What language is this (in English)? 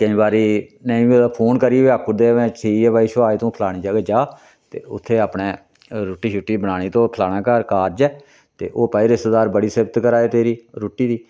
Dogri